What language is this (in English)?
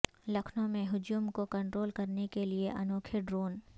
Urdu